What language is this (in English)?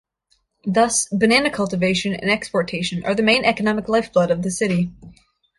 English